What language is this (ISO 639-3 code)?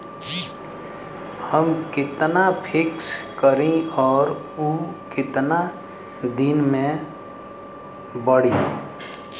bho